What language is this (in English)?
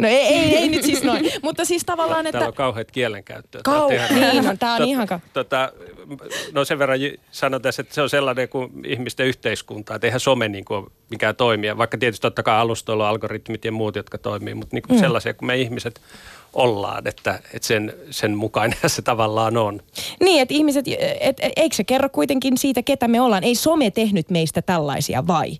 Finnish